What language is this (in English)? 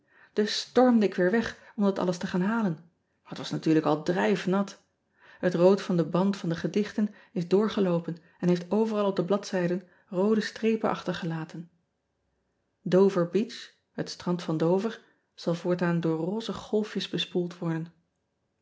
Dutch